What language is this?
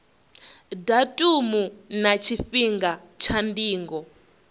Venda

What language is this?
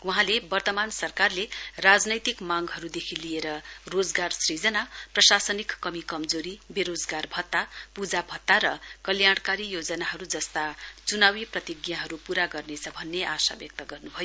Nepali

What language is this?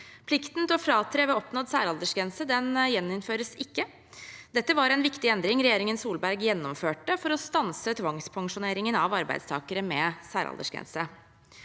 Norwegian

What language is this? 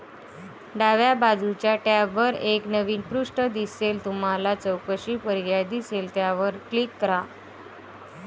Marathi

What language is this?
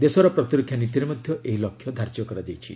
Odia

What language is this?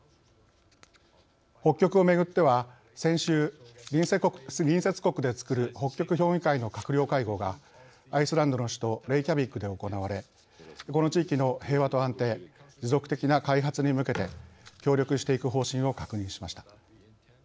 Japanese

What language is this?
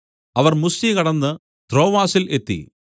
Malayalam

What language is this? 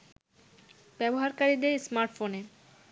Bangla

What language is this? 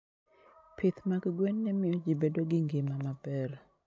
Luo (Kenya and Tanzania)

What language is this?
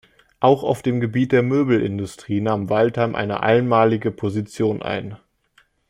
German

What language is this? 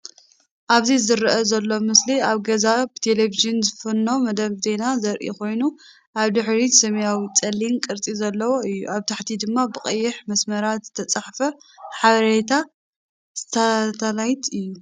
Tigrinya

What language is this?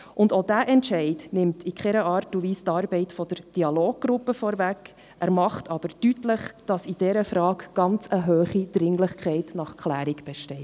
Swiss German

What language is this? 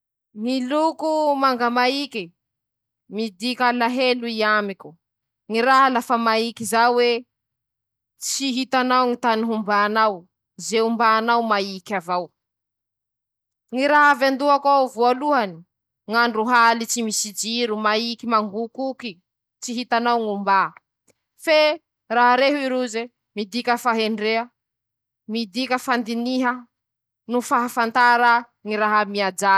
Masikoro Malagasy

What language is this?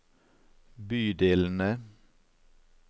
Norwegian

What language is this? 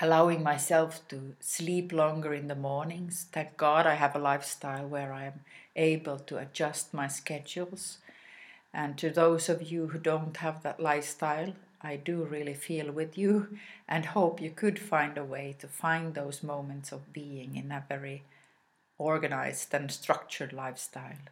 English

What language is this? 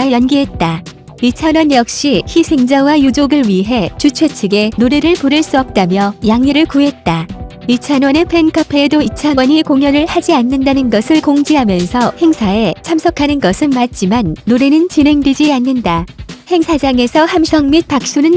Korean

